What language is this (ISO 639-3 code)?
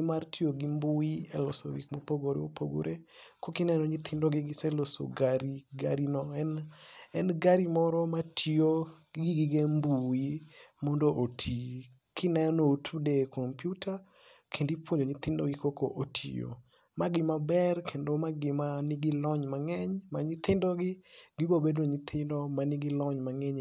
luo